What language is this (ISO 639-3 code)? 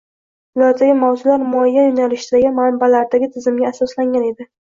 uzb